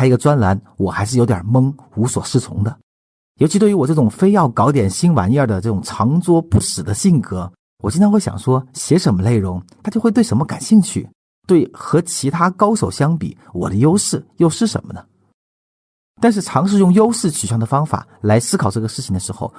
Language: Chinese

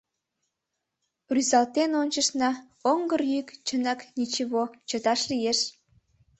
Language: Mari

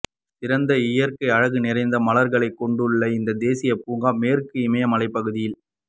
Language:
Tamil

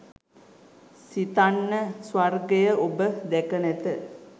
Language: Sinhala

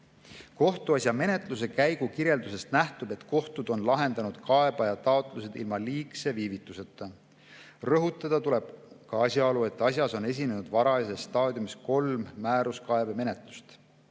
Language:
Estonian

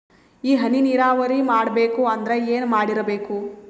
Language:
Kannada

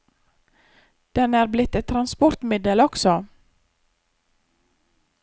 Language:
Norwegian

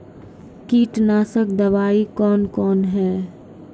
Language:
Maithili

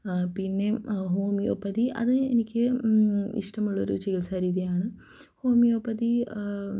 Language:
Malayalam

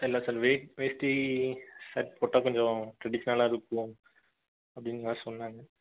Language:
Tamil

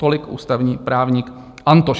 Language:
Czech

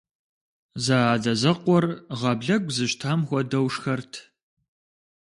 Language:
Kabardian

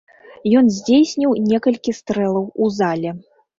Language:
Belarusian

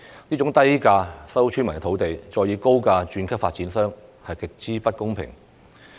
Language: Cantonese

